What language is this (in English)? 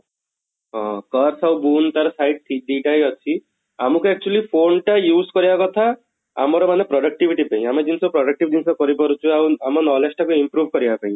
Odia